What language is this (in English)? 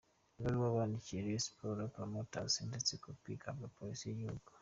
Kinyarwanda